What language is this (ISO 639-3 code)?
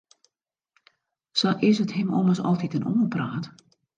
fry